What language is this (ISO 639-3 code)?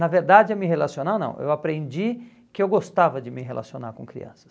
por